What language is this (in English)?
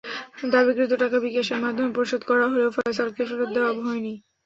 Bangla